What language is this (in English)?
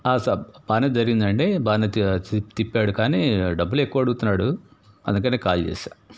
Telugu